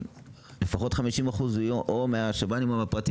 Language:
Hebrew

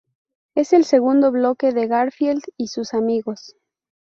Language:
Spanish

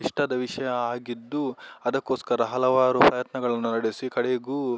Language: Kannada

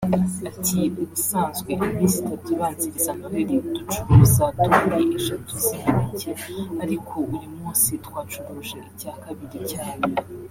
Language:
Kinyarwanda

